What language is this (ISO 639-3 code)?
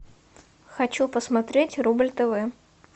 rus